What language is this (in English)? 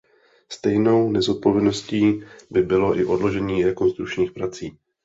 Czech